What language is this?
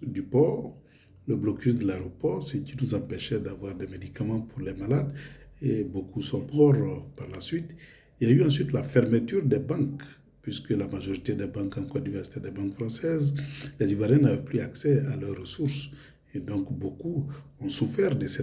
French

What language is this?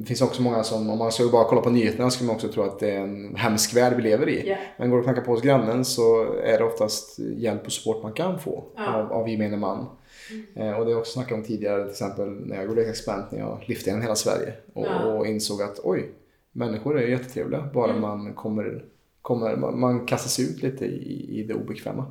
Swedish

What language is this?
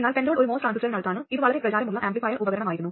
Malayalam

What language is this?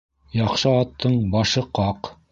Bashkir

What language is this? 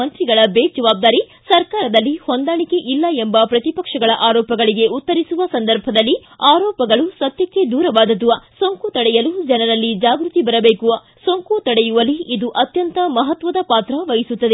Kannada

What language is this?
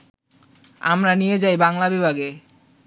Bangla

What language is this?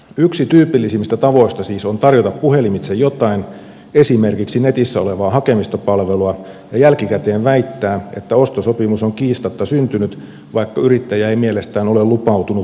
Finnish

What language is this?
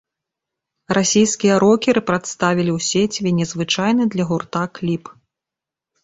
Belarusian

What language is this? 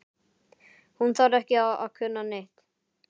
Icelandic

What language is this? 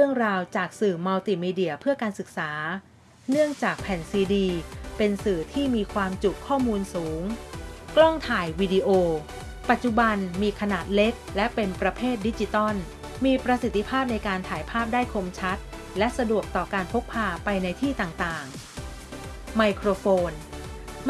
Thai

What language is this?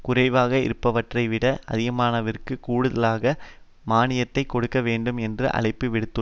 Tamil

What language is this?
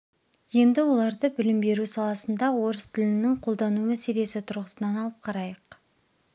Kazakh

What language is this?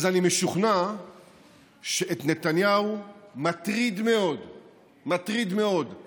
Hebrew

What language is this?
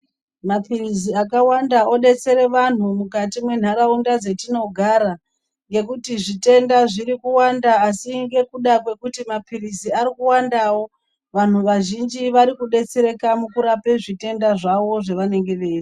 Ndau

